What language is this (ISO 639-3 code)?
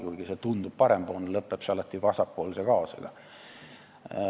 est